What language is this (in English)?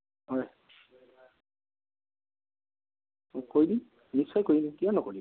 Assamese